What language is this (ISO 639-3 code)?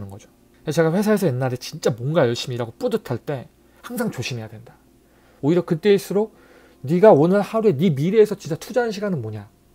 kor